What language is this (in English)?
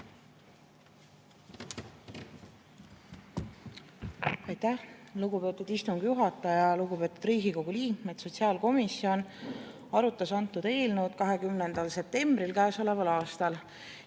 Estonian